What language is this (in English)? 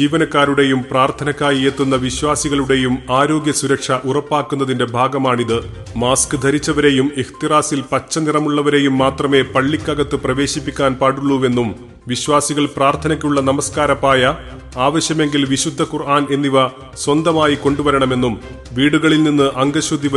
Malayalam